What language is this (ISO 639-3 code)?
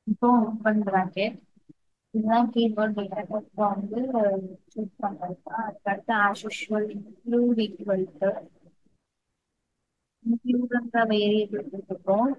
tam